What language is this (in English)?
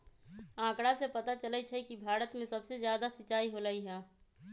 Magahi